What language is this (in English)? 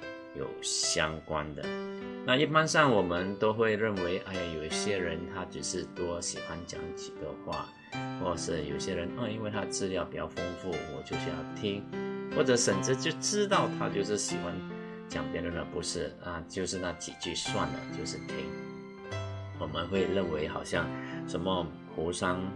Chinese